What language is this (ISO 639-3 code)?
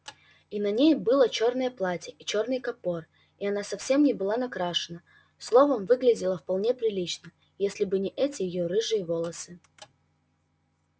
rus